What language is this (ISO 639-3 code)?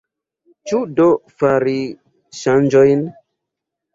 epo